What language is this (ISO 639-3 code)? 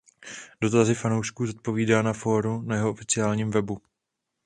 ces